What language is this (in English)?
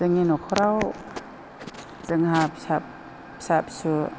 Bodo